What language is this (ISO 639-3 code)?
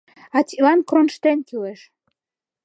chm